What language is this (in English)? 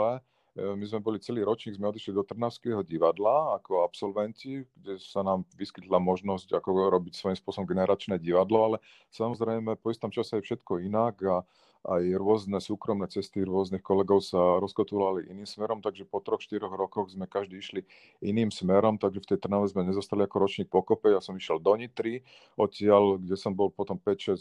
Slovak